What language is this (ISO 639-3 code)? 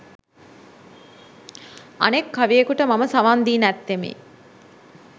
sin